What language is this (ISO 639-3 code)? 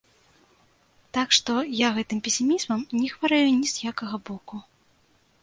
bel